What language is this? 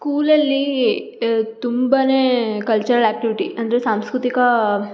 Kannada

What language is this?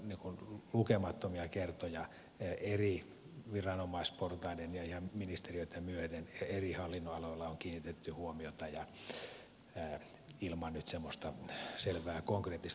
Finnish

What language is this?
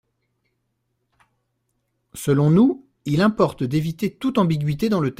French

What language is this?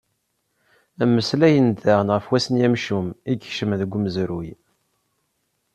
Kabyle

